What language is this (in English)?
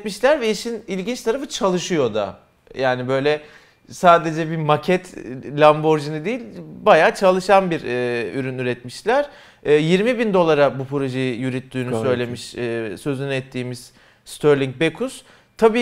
Turkish